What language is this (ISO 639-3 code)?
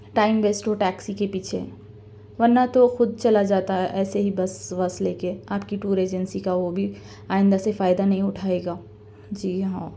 urd